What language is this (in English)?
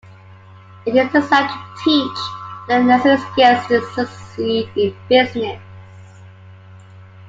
English